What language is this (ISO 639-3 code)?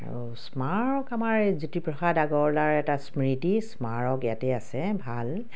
asm